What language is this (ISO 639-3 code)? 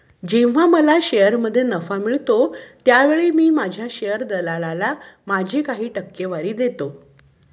mar